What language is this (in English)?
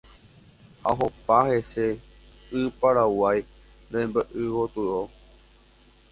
Guarani